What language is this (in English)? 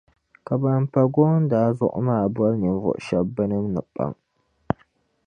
Dagbani